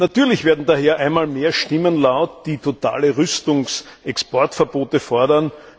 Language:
German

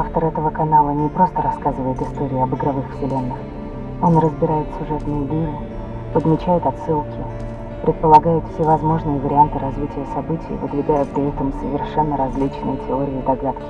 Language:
Russian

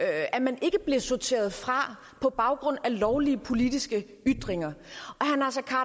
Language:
Danish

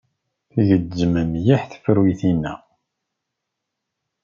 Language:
Kabyle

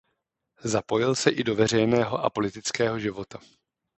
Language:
Czech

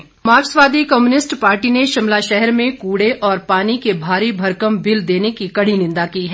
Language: Hindi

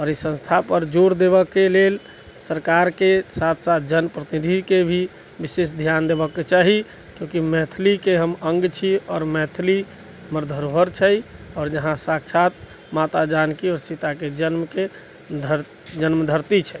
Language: Maithili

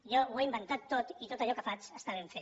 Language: Catalan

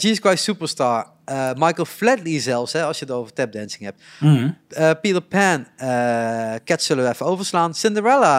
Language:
Dutch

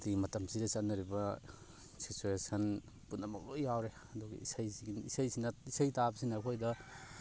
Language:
Manipuri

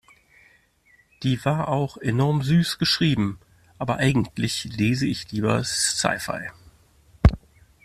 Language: German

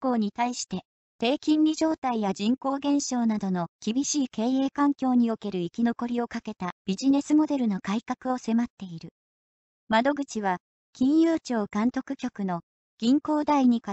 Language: Japanese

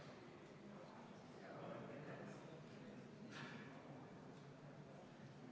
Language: Estonian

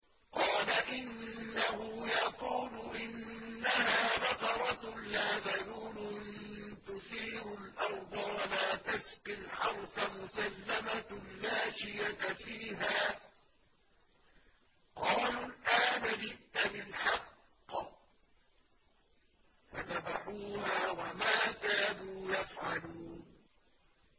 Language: Arabic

